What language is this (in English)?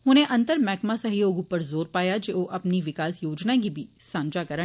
Dogri